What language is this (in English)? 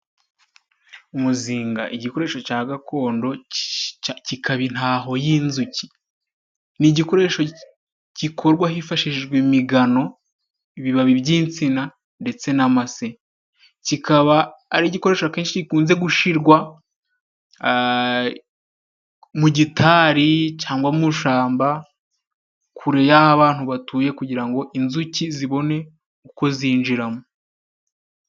Kinyarwanda